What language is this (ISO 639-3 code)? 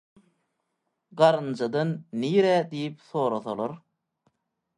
tuk